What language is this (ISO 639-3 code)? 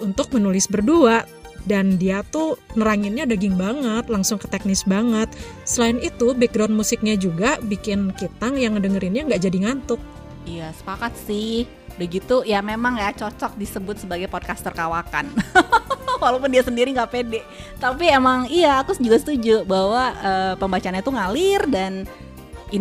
ind